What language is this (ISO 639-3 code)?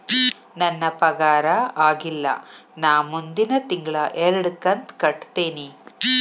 kan